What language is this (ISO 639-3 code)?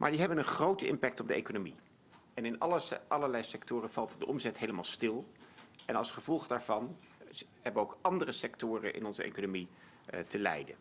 nld